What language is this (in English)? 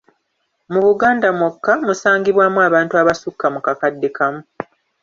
Ganda